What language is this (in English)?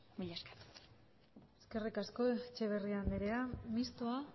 Basque